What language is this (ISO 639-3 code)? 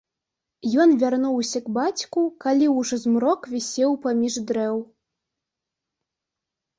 bel